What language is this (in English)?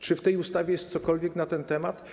Polish